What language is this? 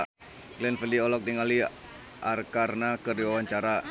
Sundanese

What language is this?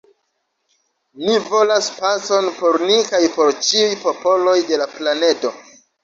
Esperanto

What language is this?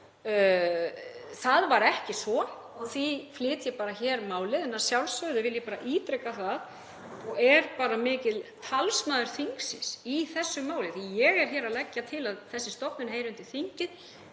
Icelandic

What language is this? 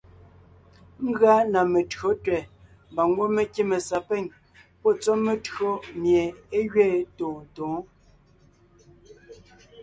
Ngiemboon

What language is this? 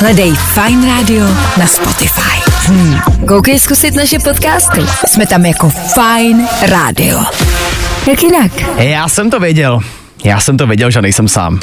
Czech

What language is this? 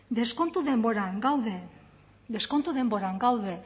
Basque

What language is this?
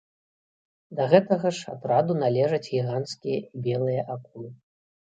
Belarusian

